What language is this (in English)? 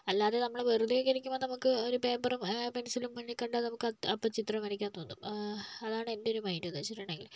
Malayalam